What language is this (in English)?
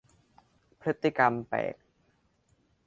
Thai